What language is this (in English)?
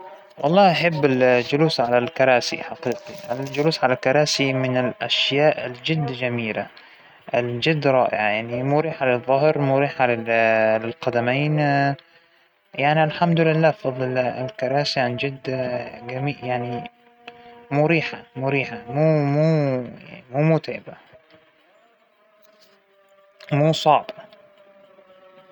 Hijazi Arabic